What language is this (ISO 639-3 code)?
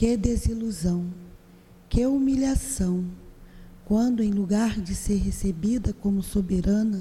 por